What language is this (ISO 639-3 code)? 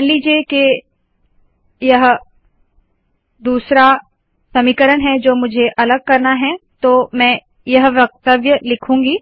hin